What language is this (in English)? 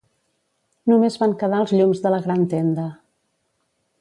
Catalan